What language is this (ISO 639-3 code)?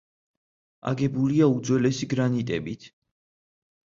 kat